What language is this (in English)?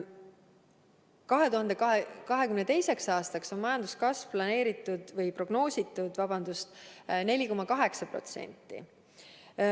Estonian